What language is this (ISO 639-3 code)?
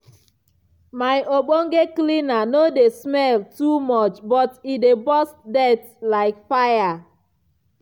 pcm